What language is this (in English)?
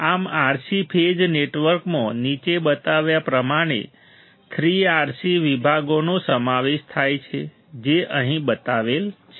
Gujarati